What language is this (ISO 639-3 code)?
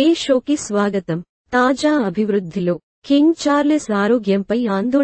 tel